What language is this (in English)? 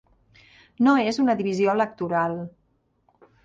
Catalan